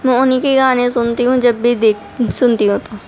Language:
Urdu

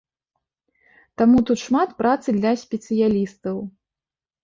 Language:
Belarusian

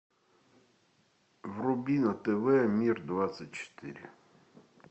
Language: Russian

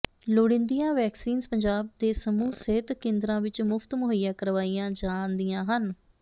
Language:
Punjabi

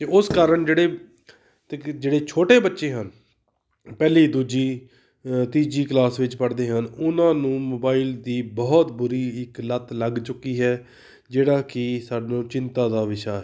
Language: Punjabi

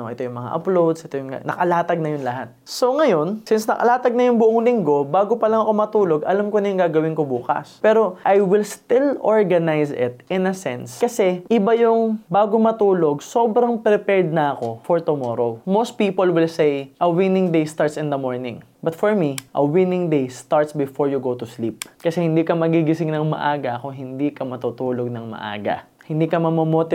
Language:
Filipino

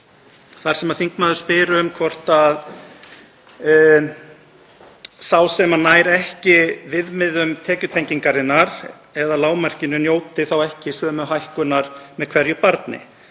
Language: Icelandic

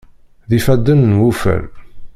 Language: Kabyle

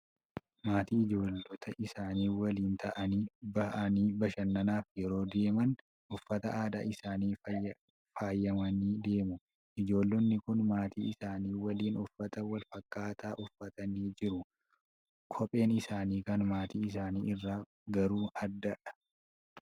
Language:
Oromo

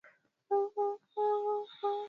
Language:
Swahili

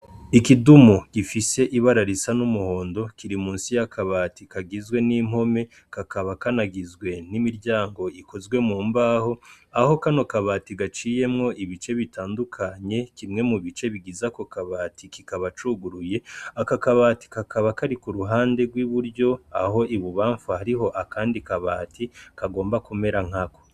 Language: Rundi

